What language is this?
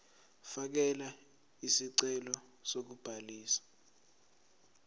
Zulu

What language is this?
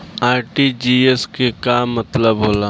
Bhojpuri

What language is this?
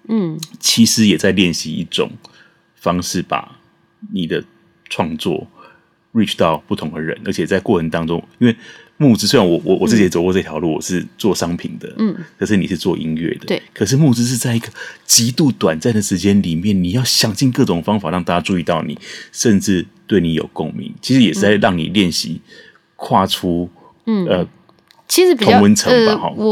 Chinese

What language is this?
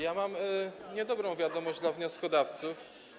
Polish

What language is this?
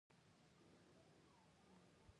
Pashto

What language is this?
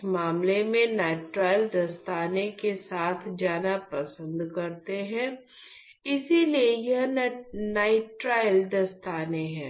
Hindi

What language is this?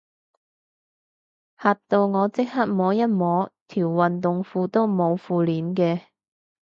Cantonese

